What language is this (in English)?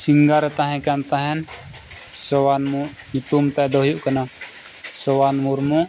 Santali